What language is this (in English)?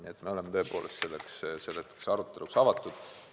Estonian